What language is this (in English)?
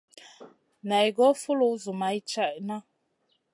Masana